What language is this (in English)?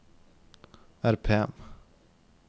Norwegian